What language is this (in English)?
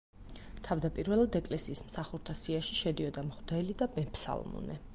Georgian